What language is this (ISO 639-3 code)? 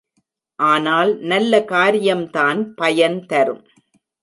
tam